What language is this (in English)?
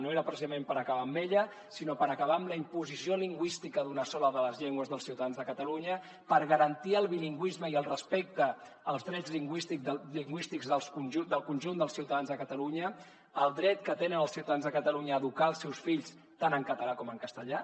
Catalan